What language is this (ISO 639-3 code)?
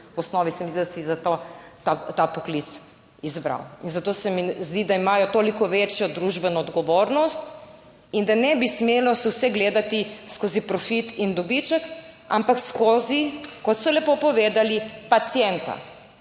slv